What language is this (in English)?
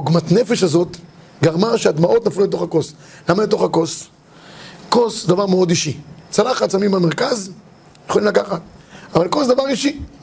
Hebrew